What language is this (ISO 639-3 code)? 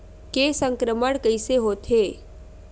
hne